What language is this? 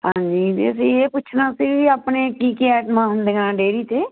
Punjabi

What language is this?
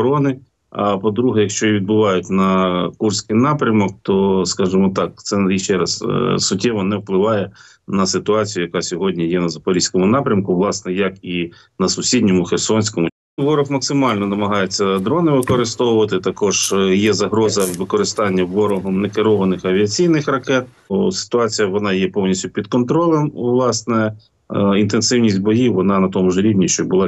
Ukrainian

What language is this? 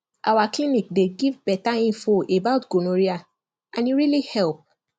Nigerian Pidgin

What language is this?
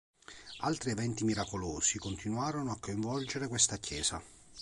Italian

